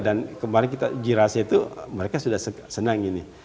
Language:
Indonesian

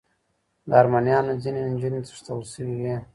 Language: Pashto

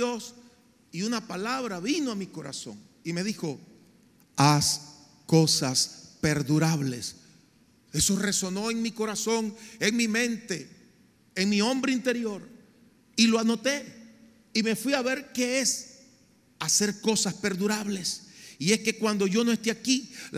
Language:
Spanish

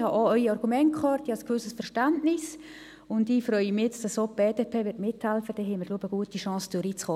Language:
Swiss German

